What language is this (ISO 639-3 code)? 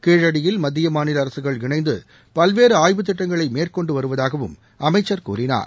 tam